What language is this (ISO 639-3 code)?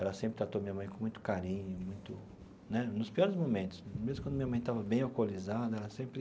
por